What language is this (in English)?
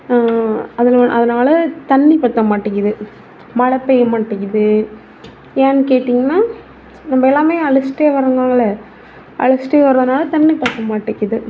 Tamil